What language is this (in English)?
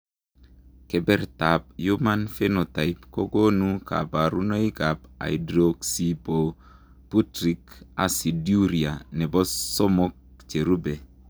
Kalenjin